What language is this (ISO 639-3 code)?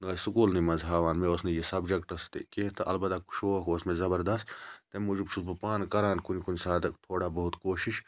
kas